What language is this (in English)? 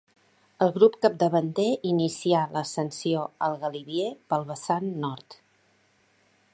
Catalan